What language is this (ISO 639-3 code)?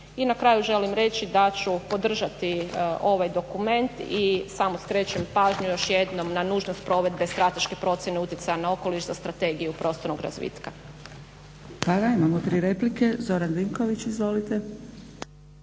hrv